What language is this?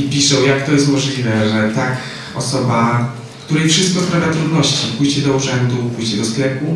Polish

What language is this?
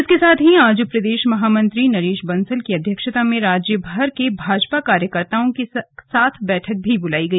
Hindi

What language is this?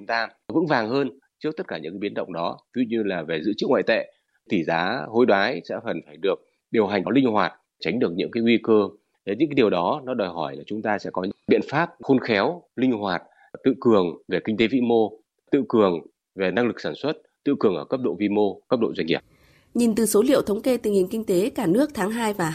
Vietnamese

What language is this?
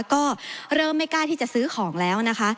Thai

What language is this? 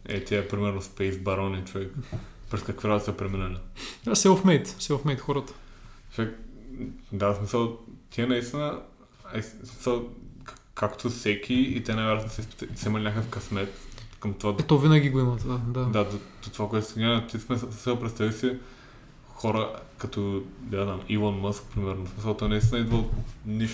Bulgarian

